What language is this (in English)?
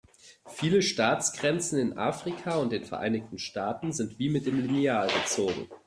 German